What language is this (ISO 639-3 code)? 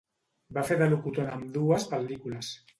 cat